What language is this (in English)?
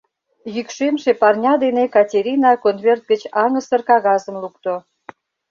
Mari